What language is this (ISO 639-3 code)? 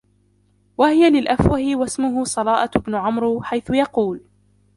ara